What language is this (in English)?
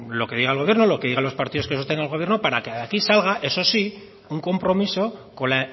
Spanish